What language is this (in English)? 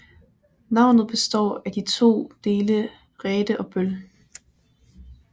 Danish